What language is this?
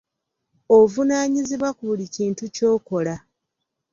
Ganda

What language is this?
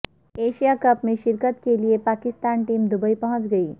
Urdu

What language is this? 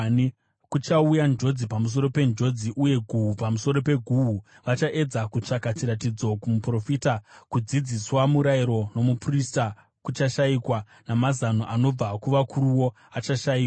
Shona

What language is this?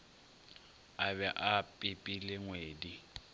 Northern Sotho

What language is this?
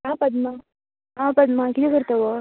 Konkani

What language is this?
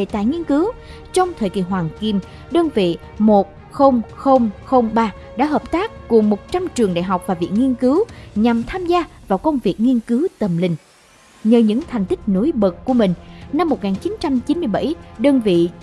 Vietnamese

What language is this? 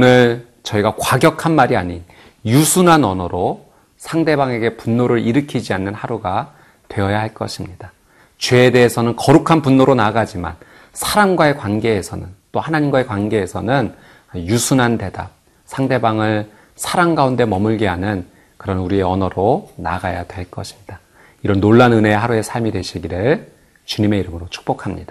Korean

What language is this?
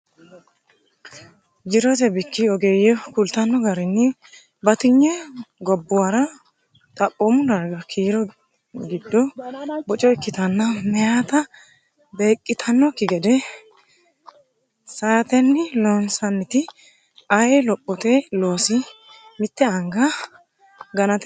Sidamo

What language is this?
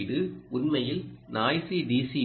Tamil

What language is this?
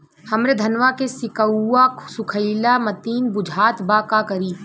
Bhojpuri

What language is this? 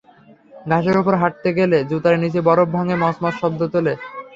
Bangla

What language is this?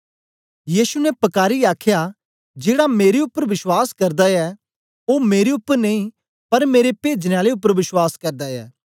Dogri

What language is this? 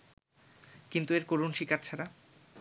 Bangla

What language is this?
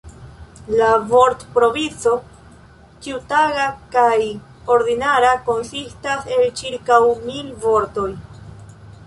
Esperanto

